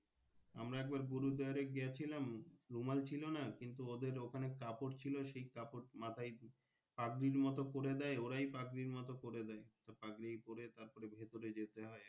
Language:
Bangla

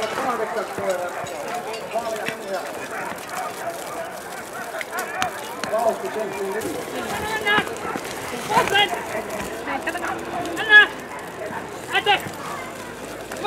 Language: Finnish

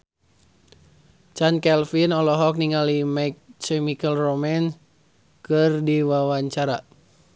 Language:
Sundanese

